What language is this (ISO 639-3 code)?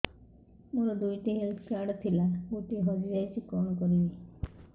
ori